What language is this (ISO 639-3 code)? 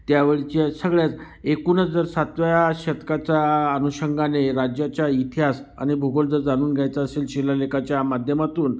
mar